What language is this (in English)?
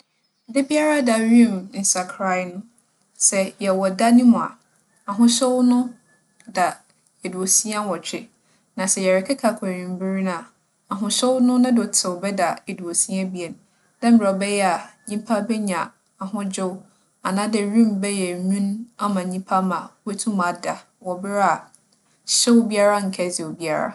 Akan